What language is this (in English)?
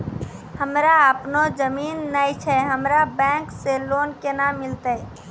Maithili